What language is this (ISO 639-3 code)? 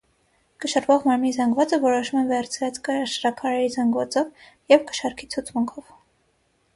hye